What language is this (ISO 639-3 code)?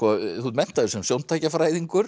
isl